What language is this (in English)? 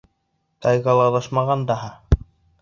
Bashkir